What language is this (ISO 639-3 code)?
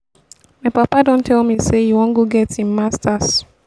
pcm